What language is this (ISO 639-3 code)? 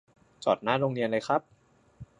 tha